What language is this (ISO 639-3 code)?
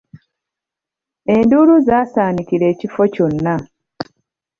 lug